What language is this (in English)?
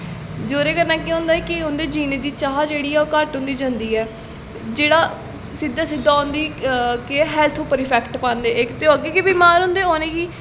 Dogri